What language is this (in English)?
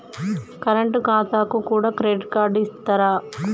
Telugu